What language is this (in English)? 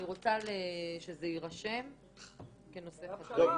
Hebrew